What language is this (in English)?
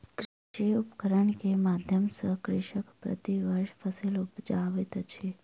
Maithili